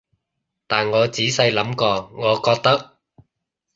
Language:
Cantonese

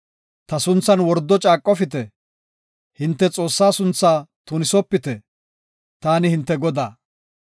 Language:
Gofa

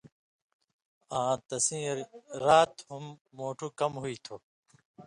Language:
Indus Kohistani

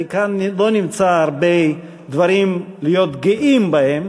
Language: Hebrew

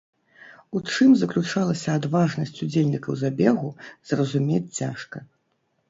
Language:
Belarusian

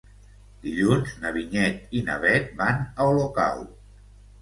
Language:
Catalan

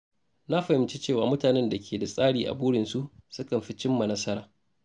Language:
Hausa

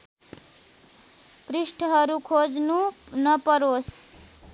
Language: Nepali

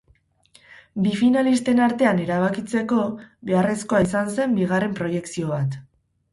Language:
Basque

